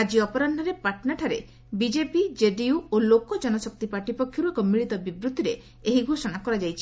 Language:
Odia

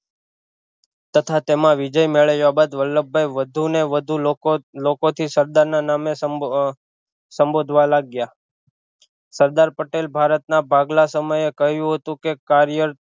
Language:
Gujarati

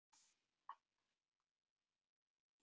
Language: Icelandic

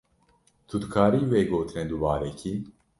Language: Kurdish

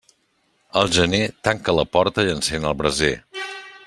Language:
Catalan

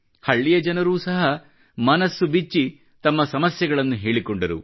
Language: Kannada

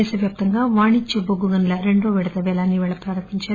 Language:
Telugu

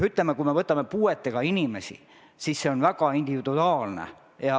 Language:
Estonian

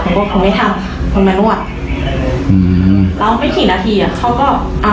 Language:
Thai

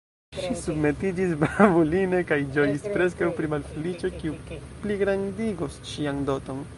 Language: Esperanto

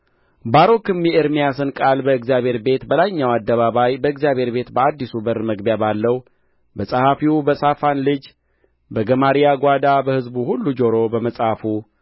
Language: Amharic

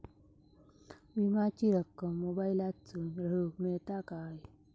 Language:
Marathi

